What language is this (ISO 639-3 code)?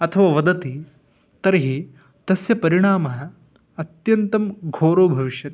san